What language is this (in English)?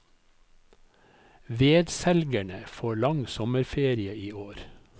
Norwegian